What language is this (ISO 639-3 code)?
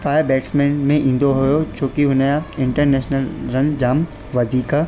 snd